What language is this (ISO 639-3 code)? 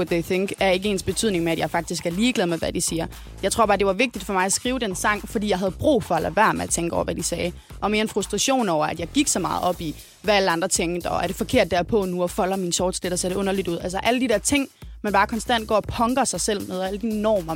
dan